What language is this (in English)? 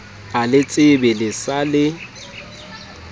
Southern Sotho